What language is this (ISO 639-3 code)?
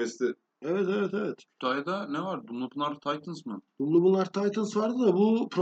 tur